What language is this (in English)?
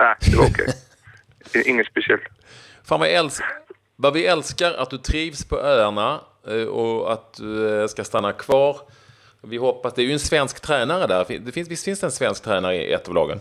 Swedish